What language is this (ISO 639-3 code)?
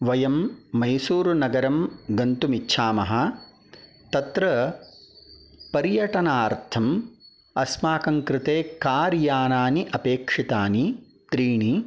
san